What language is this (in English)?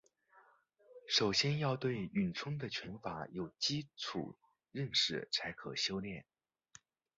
Chinese